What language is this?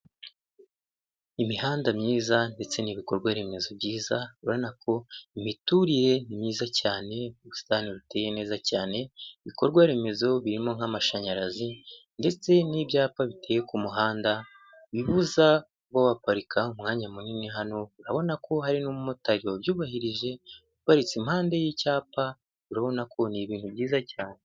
Kinyarwanda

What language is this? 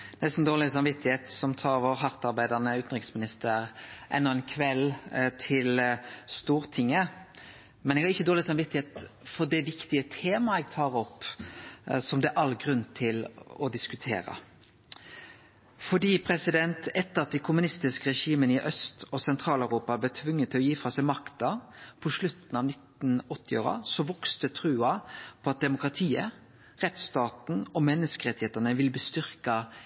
Norwegian Nynorsk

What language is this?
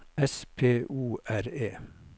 Norwegian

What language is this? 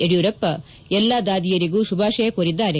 Kannada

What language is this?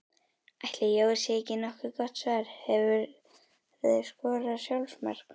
Icelandic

